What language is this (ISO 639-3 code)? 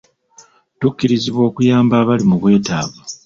lug